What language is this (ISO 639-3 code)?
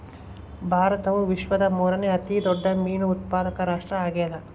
kan